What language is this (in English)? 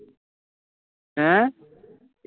Punjabi